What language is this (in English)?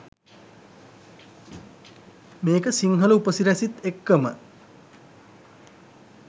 Sinhala